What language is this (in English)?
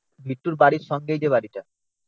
Bangla